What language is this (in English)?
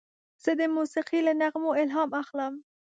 Pashto